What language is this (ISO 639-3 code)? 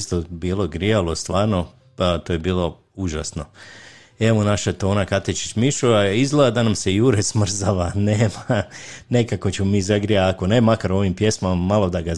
hrv